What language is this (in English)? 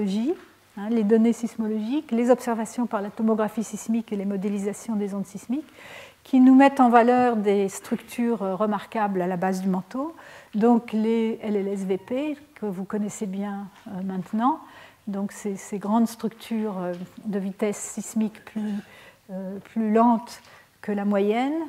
French